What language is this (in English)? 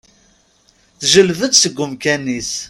Kabyle